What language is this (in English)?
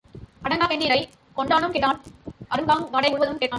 Tamil